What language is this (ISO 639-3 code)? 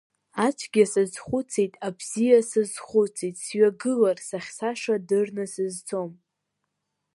abk